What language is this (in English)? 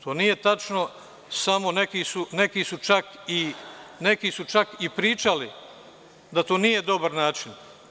Serbian